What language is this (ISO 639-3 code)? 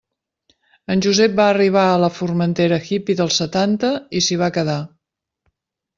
cat